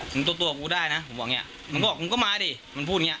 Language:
Thai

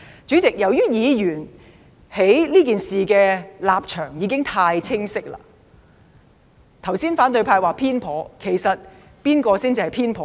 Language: Cantonese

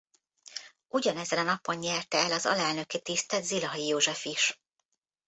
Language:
Hungarian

